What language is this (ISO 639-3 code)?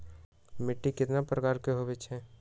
mag